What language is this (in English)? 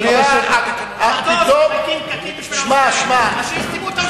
Hebrew